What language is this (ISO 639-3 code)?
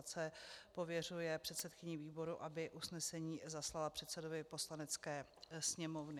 ces